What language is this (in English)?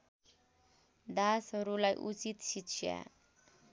Nepali